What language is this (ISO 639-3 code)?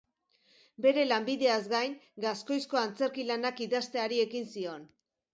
eus